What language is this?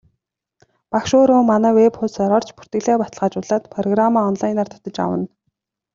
Mongolian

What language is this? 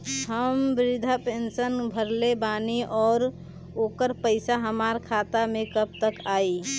Bhojpuri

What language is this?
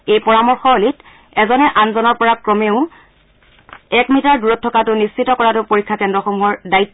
Assamese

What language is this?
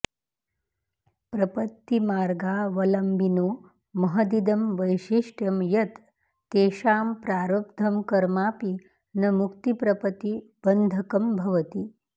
Sanskrit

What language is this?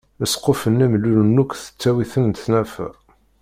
Kabyle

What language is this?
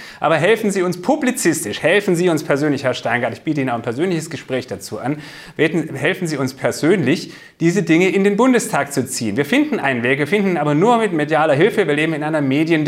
German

